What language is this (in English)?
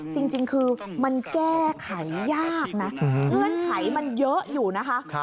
Thai